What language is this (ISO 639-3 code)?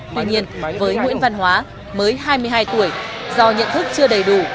vie